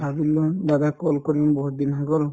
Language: Assamese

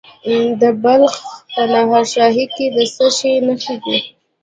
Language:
Pashto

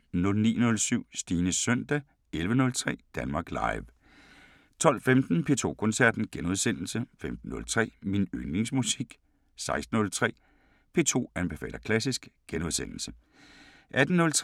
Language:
Danish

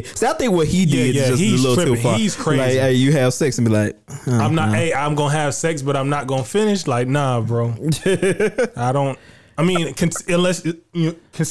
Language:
English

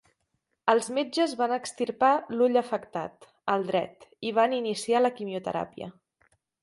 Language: Catalan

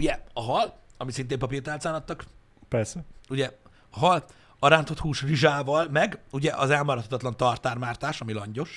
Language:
Hungarian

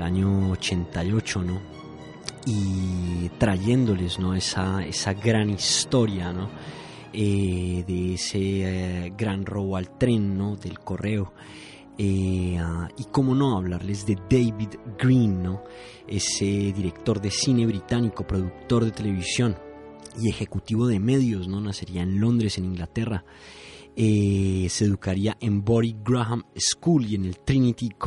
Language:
Spanish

